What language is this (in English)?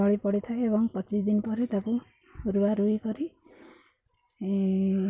Odia